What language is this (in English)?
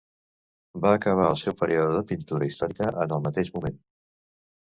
Catalan